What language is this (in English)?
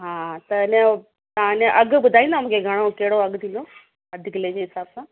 Sindhi